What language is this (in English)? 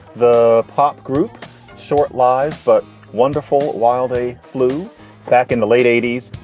English